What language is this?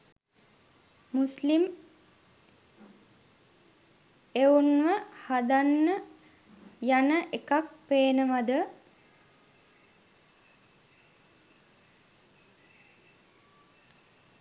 Sinhala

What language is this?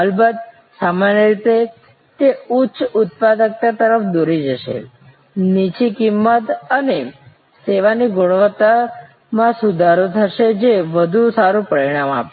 Gujarati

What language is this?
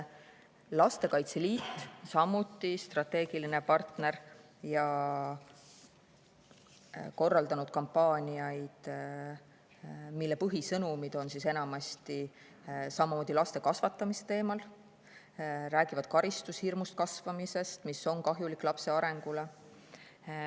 Estonian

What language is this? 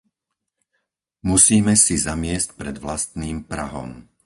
Slovak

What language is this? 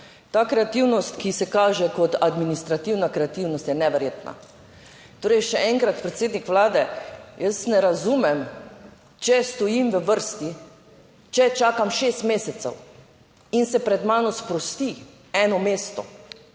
Slovenian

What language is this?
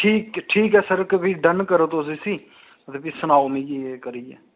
Dogri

